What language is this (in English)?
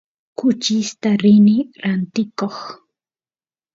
Santiago del Estero Quichua